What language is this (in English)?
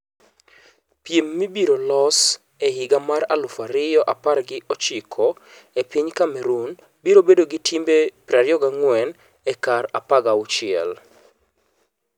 Luo (Kenya and Tanzania)